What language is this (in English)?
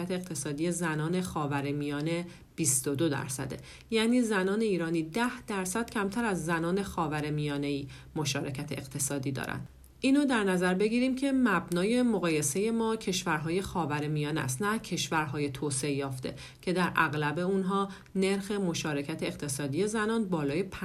Persian